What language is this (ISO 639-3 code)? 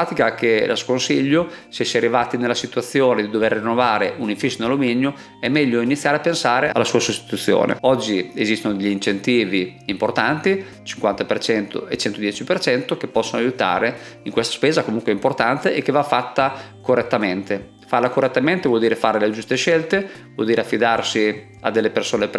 ita